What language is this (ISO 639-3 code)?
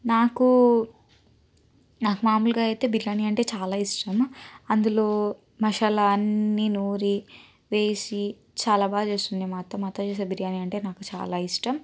tel